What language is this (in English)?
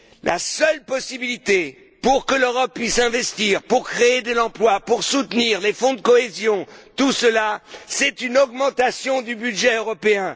French